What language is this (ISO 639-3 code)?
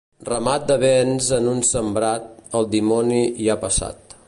cat